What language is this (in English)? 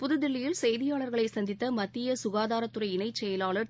Tamil